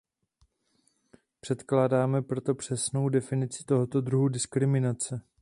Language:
Czech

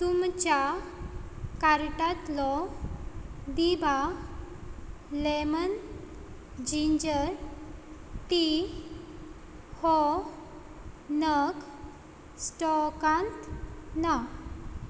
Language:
Konkani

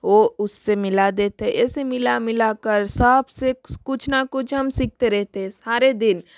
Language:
Hindi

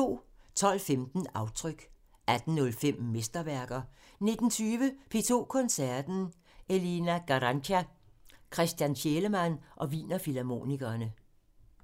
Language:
Danish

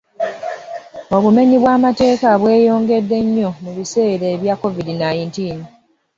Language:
Ganda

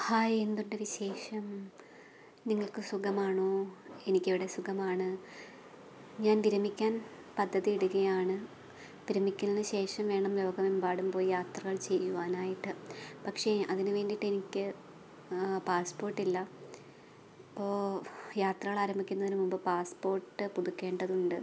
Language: Malayalam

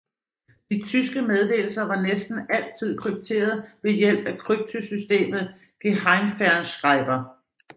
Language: Danish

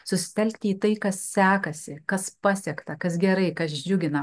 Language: Lithuanian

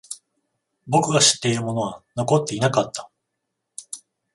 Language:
Japanese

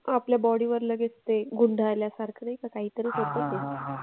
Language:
Marathi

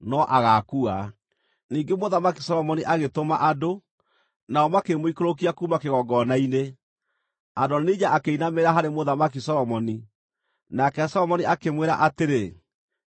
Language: Kikuyu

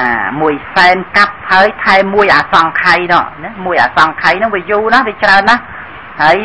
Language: Thai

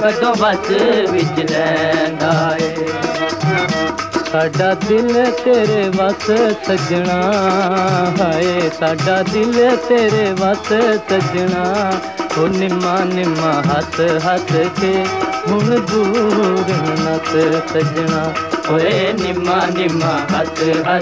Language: Hindi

